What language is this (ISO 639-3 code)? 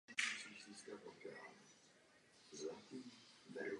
ces